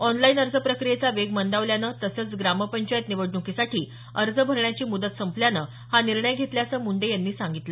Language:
Marathi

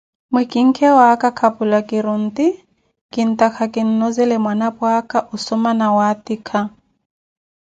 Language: Koti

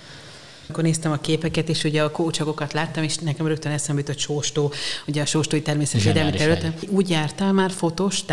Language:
Hungarian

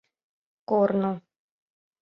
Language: Mari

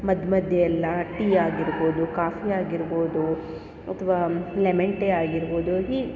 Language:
Kannada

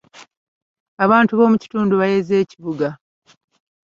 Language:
Ganda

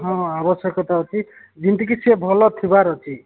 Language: Odia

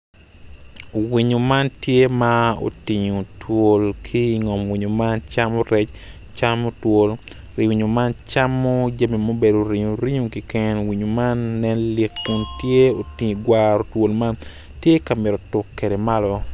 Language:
Acoli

